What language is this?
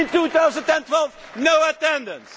English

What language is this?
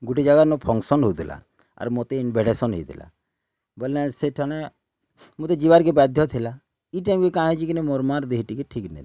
Odia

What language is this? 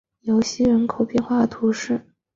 Chinese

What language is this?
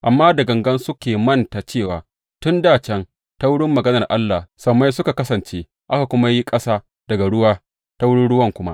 Hausa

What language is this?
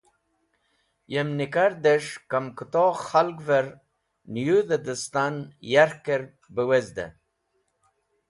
Wakhi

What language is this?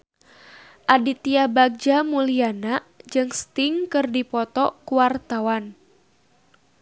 Sundanese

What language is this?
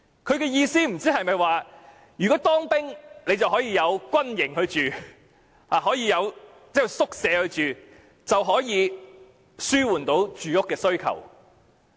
Cantonese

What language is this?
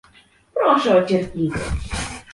Polish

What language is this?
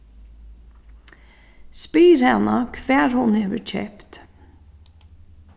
Faroese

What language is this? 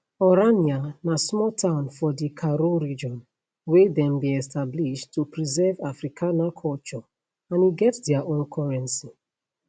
Nigerian Pidgin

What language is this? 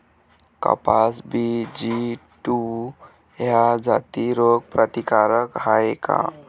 Marathi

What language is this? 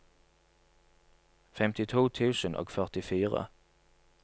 Norwegian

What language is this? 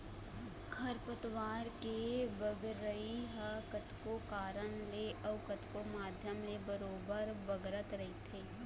Chhattisgarhi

